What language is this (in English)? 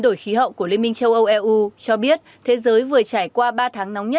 Vietnamese